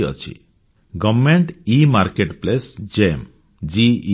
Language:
Odia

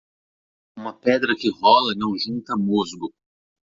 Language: Portuguese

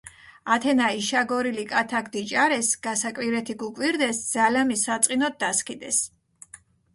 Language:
Mingrelian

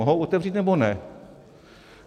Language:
Czech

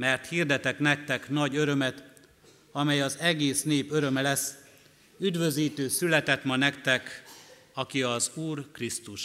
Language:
Hungarian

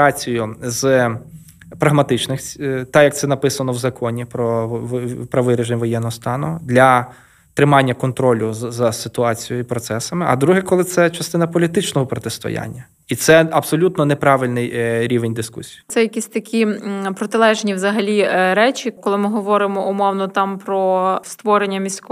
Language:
Ukrainian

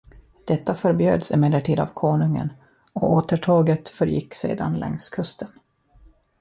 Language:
Swedish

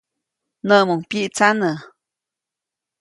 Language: Copainalá Zoque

